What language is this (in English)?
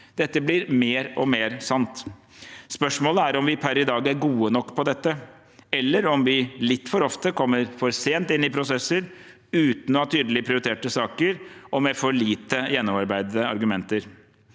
Norwegian